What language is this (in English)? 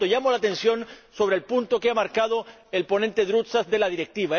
Spanish